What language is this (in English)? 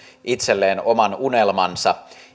Finnish